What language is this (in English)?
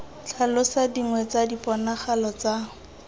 Tswana